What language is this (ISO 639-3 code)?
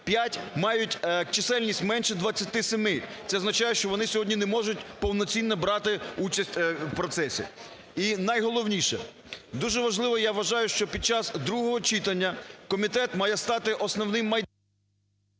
ukr